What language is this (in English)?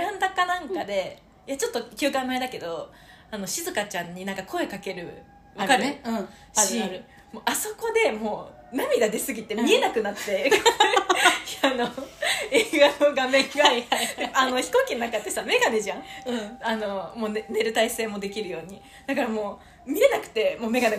Japanese